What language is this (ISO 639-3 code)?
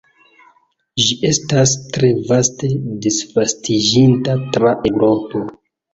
epo